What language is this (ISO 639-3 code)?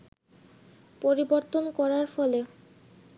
ben